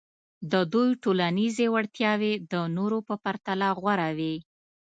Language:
Pashto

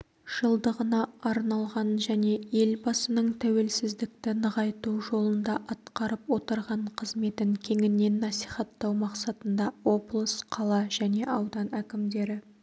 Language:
Kazakh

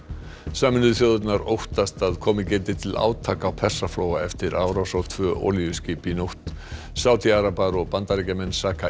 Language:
Icelandic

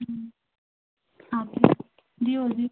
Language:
Kashmiri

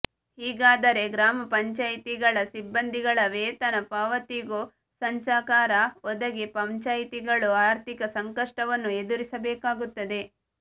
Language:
Kannada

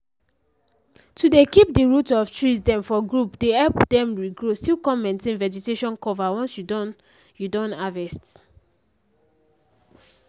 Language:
Nigerian Pidgin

